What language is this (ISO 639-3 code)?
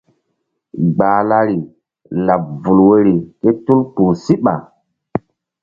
mdd